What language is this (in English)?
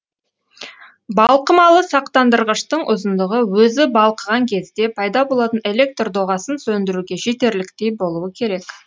Kazakh